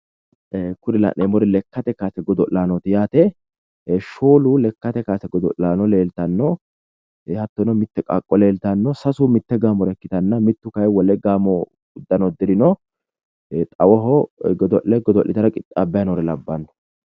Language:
Sidamo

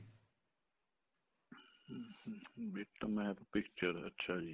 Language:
Punjabi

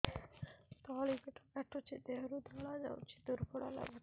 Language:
Odia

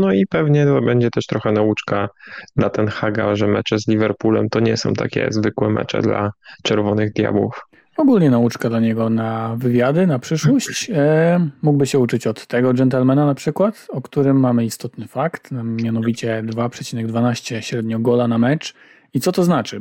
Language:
Polish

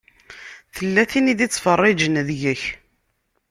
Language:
Kabyle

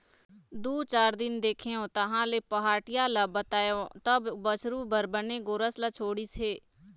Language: Chhattisgarhi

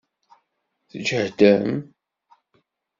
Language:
Kabyle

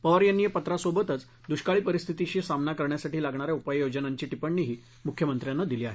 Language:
Marathi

